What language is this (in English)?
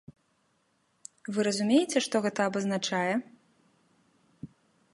Belarusian